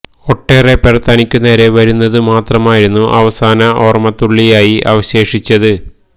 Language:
Malayalam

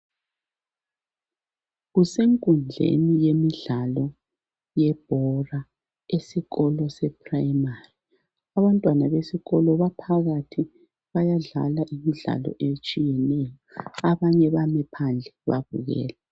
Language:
North Ndebele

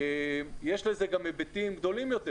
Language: Hebrew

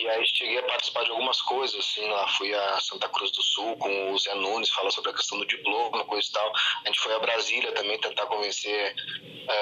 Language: Portuguese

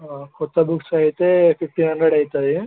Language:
Telugu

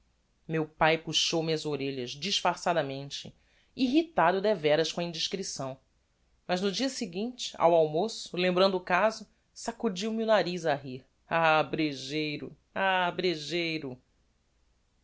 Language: Portuguese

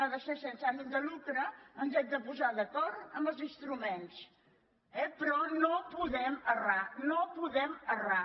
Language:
Catalan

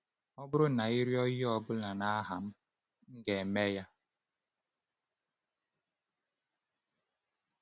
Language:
Igbo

